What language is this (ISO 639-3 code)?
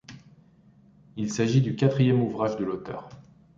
fra